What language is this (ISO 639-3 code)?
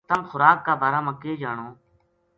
gju